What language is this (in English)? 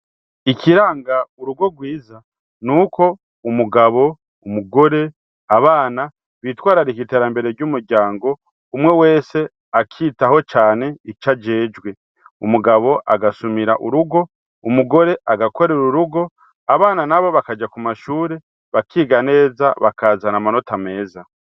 Rundi